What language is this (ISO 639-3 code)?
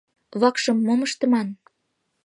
chm